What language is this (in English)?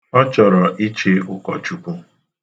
Igbo